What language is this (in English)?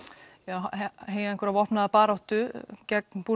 Icelandic